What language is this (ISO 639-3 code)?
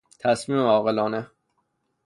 fas